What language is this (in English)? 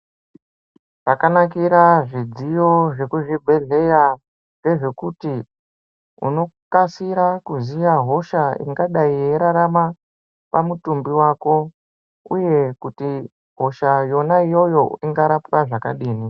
Ndau